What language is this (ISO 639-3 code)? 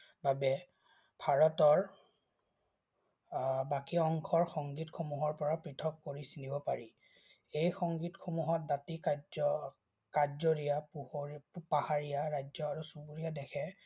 asm